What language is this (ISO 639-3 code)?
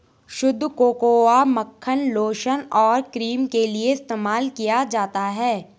hin